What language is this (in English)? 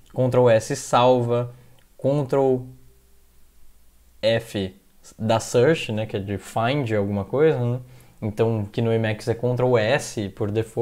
Portuguese